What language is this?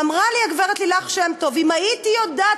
Hebrew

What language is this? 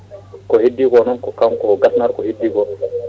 Fula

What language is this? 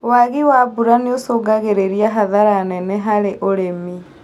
Kikuyu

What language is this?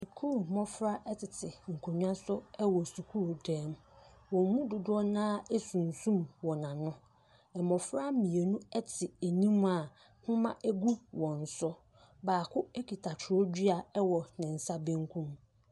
Akan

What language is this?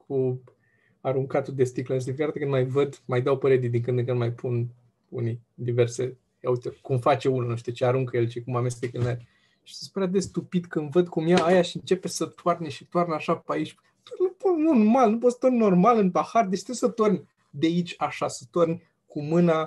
Romanian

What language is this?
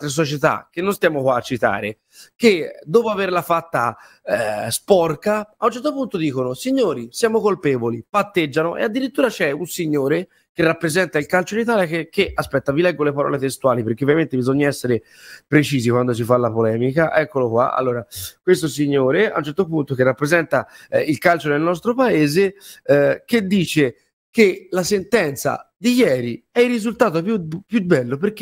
Italian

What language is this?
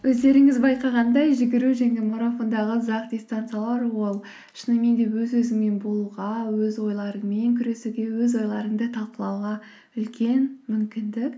Kazakh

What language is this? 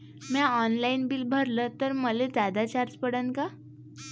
Marathi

